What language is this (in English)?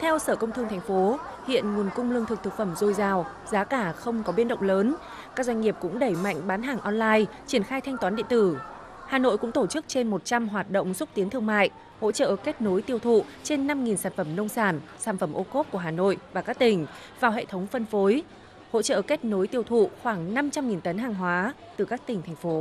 Vietnamese